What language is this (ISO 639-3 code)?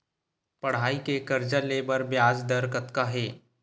hne